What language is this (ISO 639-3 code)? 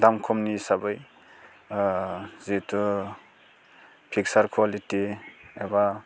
brx